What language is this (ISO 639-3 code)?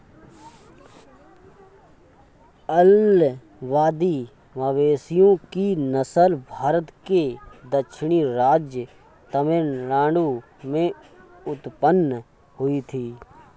hin